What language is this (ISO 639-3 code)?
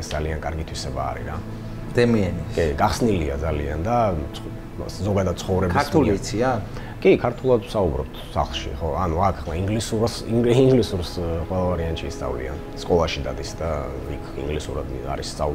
ron